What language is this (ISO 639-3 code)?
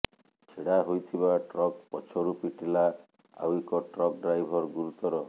ori